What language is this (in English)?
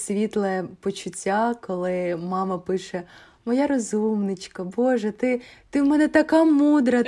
Ukrainian